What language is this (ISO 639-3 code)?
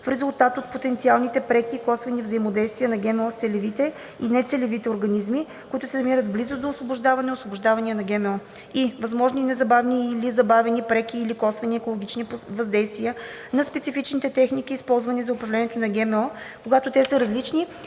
bul